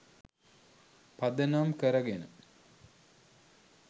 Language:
Sinhala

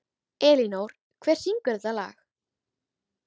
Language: Icelandic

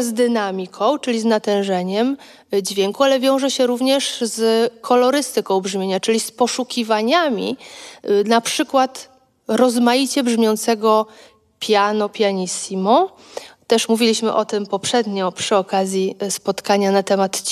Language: Polish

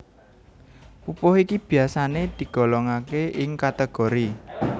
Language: Javanese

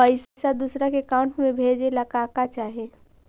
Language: Magahi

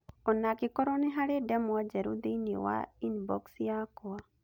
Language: Kikuyu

